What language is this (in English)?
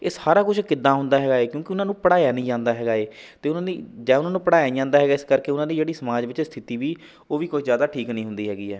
Punjabi